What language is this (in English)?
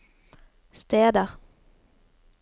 Norwegian